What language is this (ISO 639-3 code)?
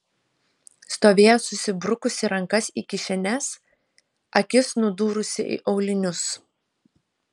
lit